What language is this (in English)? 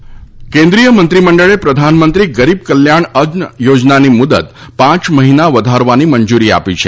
Gujarati